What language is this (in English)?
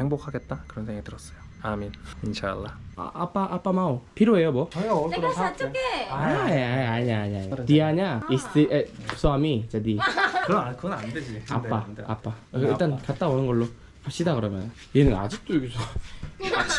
Korean